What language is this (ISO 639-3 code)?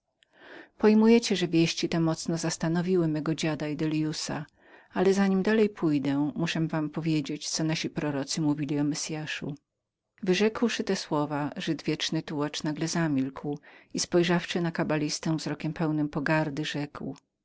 pol